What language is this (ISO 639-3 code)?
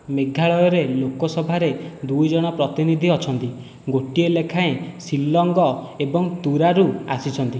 ori